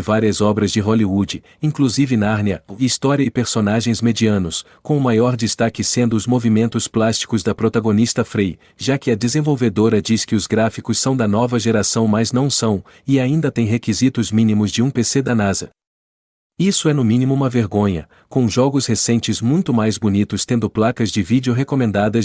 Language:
Portuguese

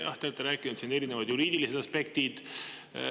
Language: Estonian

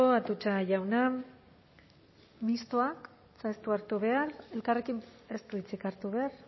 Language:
Basque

